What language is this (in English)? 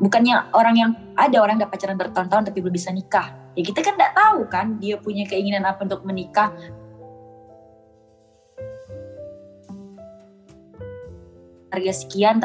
Indonesian